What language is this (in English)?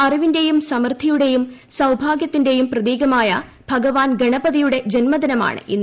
Malayalam